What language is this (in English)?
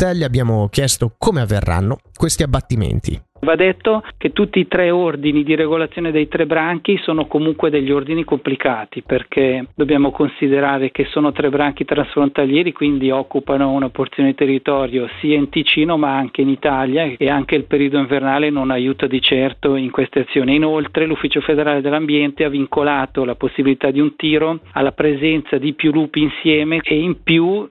Italian